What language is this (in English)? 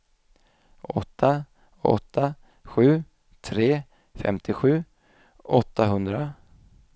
Swedish